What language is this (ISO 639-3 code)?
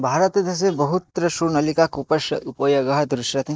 san